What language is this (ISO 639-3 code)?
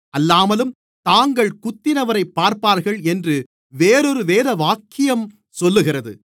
tam